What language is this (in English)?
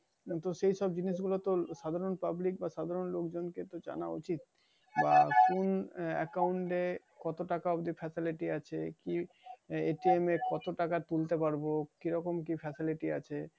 Bangla